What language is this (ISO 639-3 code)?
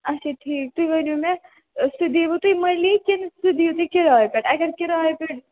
kas